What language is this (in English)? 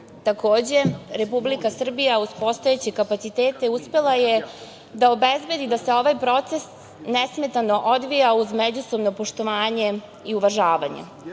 Serbian